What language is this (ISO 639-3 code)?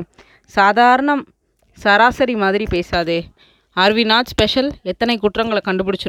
tam